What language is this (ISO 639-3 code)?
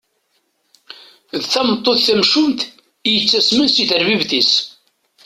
kab